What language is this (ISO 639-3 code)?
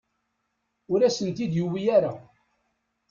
kab